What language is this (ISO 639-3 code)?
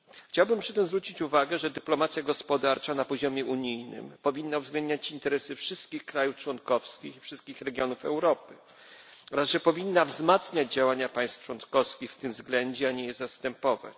pol